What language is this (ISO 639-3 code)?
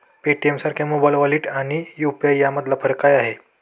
mar